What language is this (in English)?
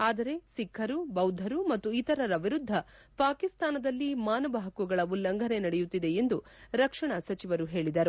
Kannada